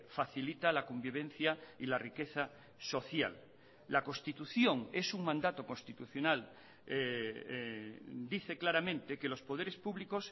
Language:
Spanish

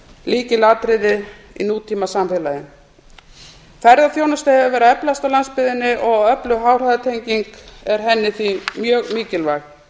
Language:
Icelandic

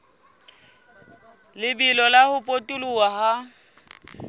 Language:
Southern Sotho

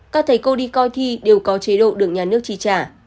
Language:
Vietnamese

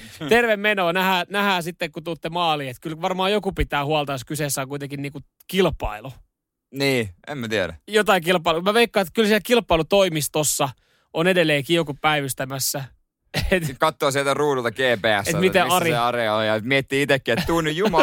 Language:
Finnish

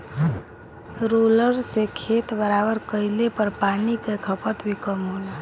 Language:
Bhojpuri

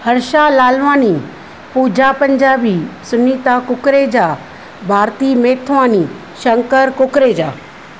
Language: Sindhi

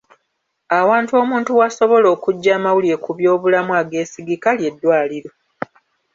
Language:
Ganda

